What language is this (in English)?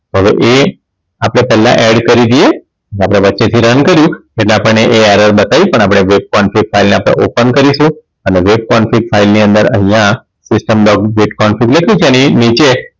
Gujarati